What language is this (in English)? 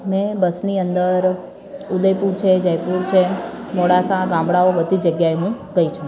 Gujarati